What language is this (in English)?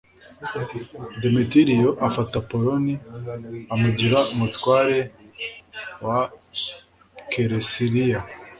Kinyarwanda